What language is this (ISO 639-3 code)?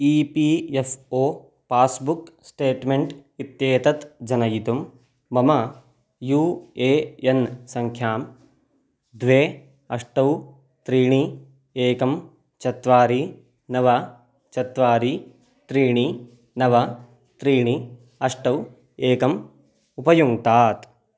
san